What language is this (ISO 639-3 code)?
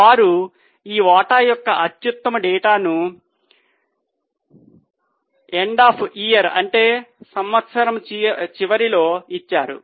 tel